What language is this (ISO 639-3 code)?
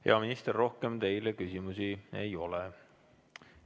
est